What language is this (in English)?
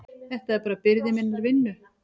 Icelandic